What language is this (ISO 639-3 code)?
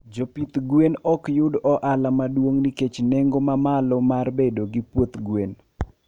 luo